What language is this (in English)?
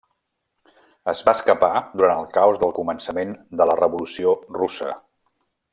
Catalan